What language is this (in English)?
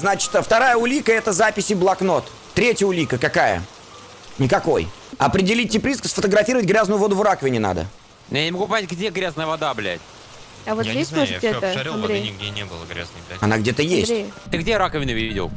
Russian